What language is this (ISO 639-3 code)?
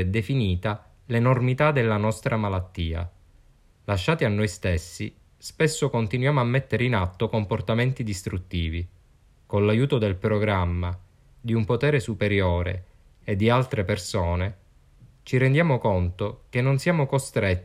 ita